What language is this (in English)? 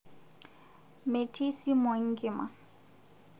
Masai